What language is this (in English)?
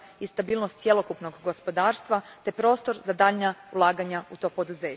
Croatian